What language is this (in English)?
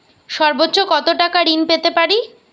Bangla